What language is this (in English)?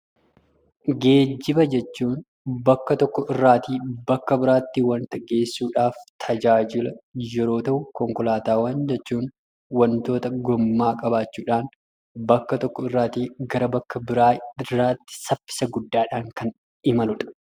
Oromo